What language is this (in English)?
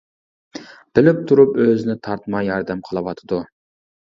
Uyghur